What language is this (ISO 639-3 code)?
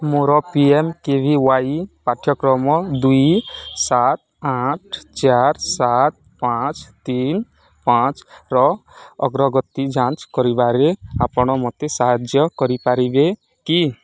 ori